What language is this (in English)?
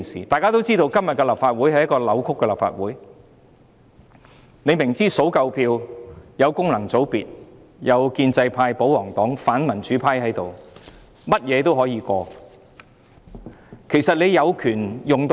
Cantonese